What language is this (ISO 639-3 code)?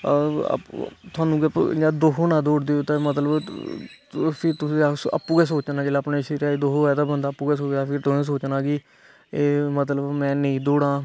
doi